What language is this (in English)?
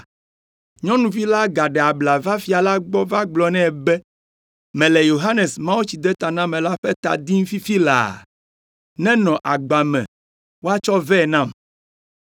Ewe